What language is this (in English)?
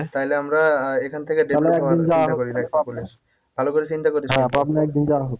Bangla